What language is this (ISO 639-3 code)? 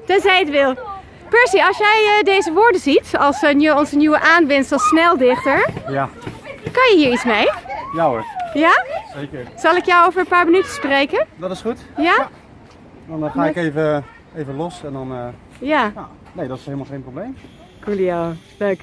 nld